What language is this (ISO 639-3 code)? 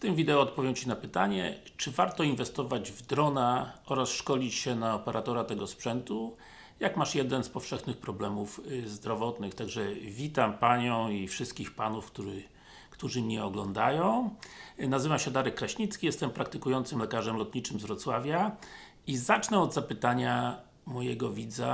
pol